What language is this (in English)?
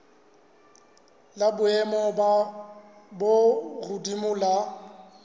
Southern Sotho